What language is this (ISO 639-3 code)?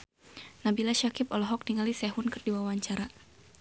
sun